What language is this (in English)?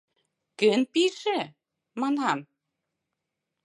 Mari